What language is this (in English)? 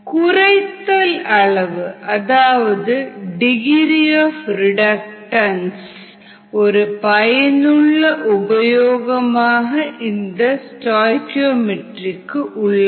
Tamil